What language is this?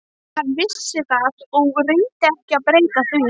Icelandic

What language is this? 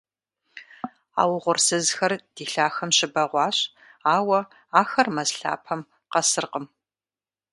Kabardian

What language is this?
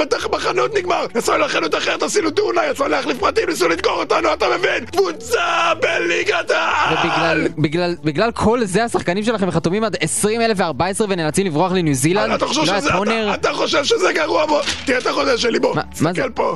Hebrew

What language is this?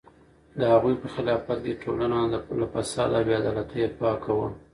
Pashto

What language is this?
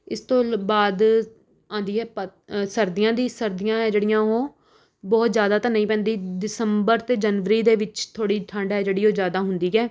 Punjabi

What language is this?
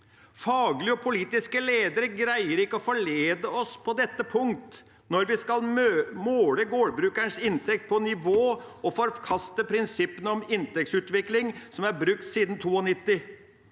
Norwegian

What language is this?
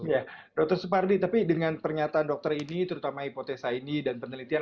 Indonesian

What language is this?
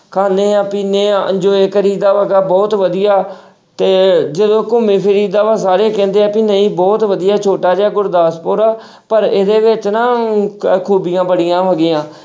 Punjabi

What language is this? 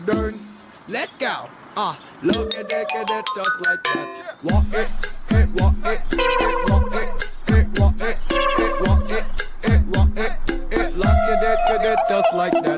Thai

